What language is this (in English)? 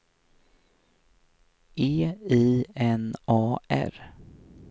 Swedish